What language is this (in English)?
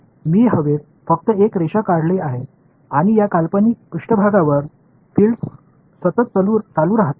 Tamil